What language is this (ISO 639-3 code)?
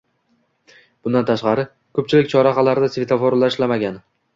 uzb